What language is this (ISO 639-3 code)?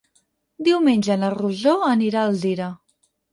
cat